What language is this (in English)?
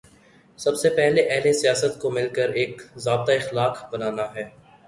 Urdu